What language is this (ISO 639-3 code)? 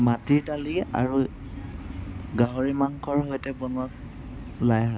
asm